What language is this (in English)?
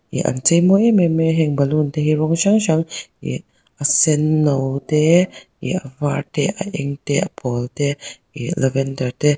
Mizo